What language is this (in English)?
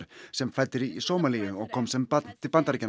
Icelandic